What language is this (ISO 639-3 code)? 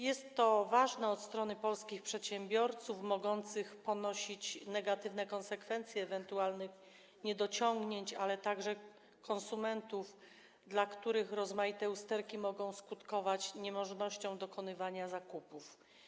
pol